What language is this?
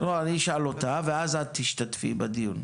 Hebrew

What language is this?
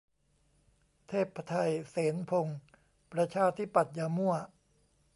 Thai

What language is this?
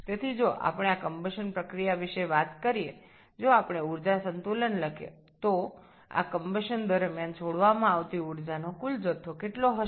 Bangla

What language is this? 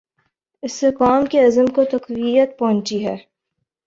Urdu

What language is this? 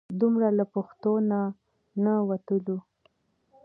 Pashto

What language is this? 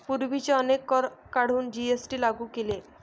Marathi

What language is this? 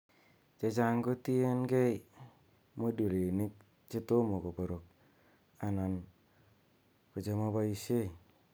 Kalenjin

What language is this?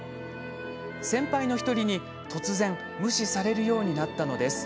Japanese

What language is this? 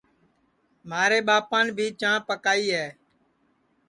Sansi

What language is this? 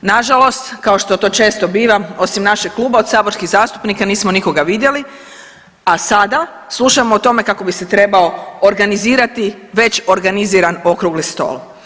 Croatian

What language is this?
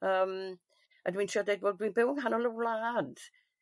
Welsh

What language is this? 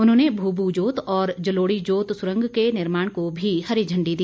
Hindi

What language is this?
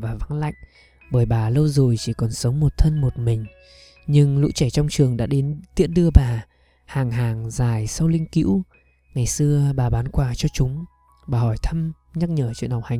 Vietnamese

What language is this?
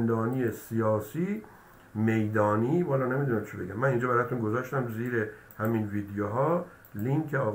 Persian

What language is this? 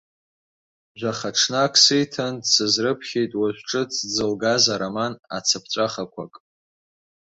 Abkhazian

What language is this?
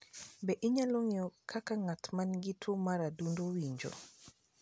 Luo (Kenya and Tanzania)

